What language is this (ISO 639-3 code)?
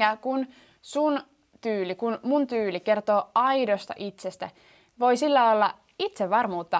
fin